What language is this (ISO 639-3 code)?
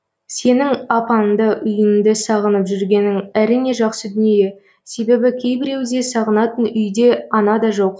kaz